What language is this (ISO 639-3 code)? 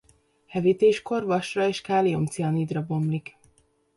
hun